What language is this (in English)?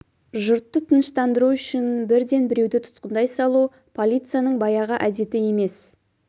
Kazakh